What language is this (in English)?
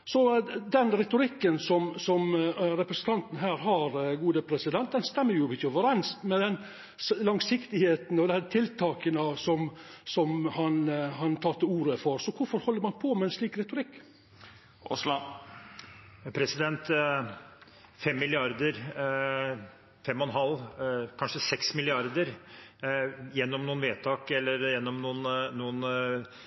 Norwegian